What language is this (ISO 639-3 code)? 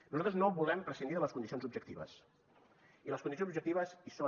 cat